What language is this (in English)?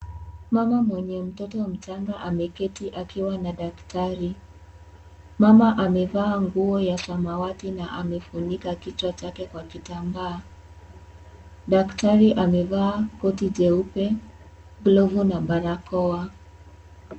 Swahili